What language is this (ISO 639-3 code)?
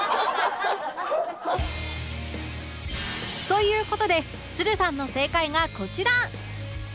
jpn